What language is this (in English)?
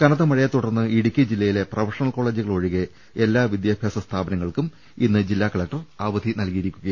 Malayalam